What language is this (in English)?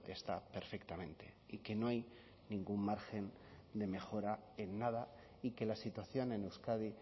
Spanish